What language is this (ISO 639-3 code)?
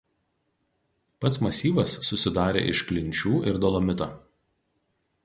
lit